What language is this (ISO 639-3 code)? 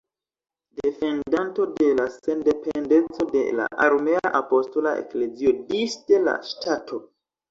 epo